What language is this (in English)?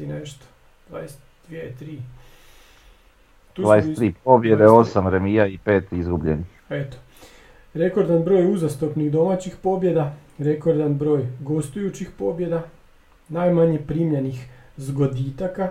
Croatian